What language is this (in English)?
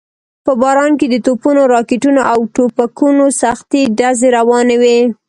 Pashto